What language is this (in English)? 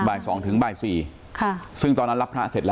Thai